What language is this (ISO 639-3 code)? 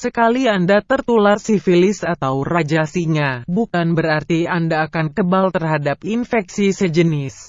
ind